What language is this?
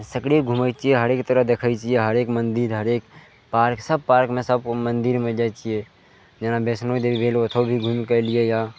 Maithili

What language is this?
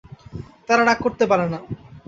Bangla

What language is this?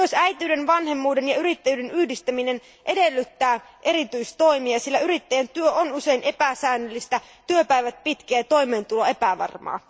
Finnish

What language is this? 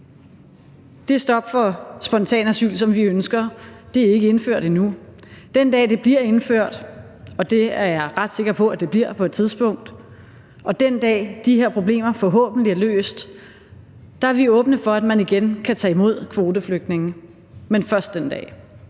Danish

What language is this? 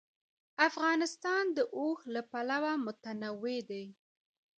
Pashto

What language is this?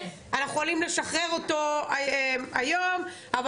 Hebrew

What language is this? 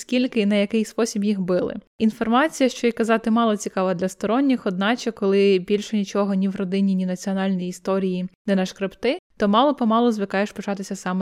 Ukrainian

